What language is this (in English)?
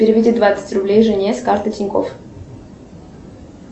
Russian